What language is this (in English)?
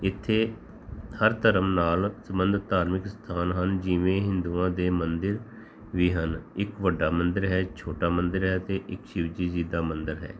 Punjabi